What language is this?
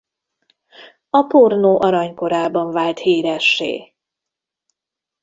Hungarian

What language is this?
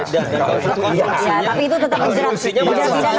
Indonesian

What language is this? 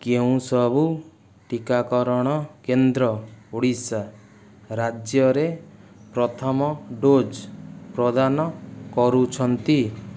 Odia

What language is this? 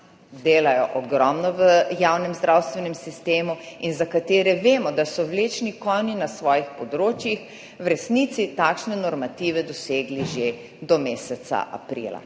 Slovenian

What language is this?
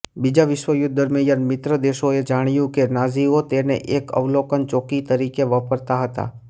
Gujarati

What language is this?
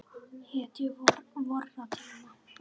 Icelandic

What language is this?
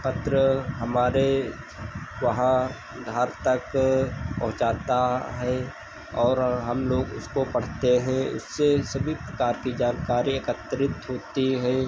Hindi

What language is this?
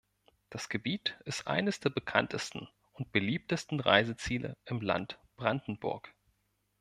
German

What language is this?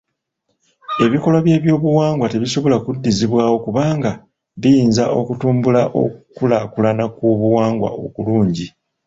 Ganda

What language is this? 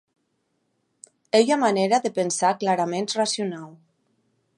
Occitan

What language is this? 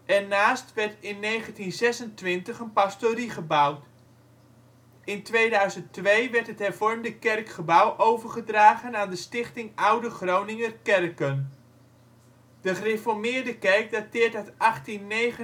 Dutch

